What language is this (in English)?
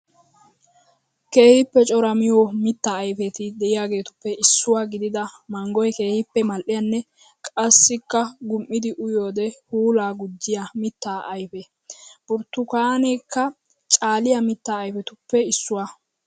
Wolaytta